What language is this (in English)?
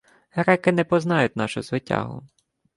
Ukrainian